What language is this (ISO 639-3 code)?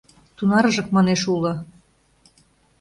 chm